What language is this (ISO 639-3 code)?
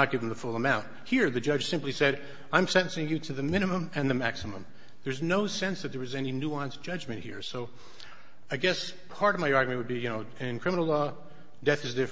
eng